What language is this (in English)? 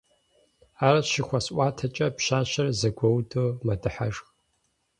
Kabardian